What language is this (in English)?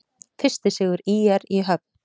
Icelandic